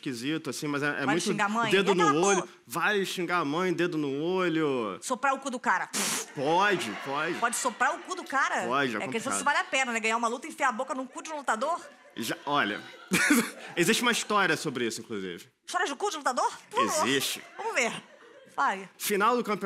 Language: Portuguese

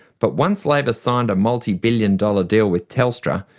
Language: English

